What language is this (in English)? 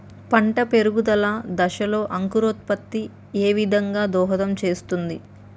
Telugu